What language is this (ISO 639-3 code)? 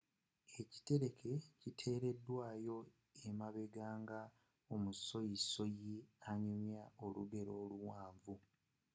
lug